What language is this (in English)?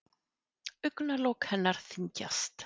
Icelandic